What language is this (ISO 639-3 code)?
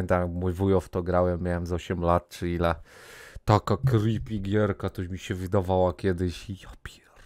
pol